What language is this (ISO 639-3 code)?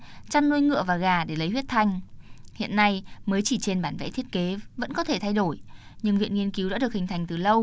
vie